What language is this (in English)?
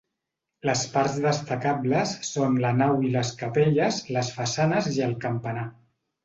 Catalan